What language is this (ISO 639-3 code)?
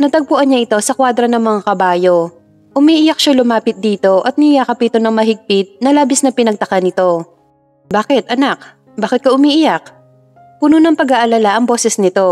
fil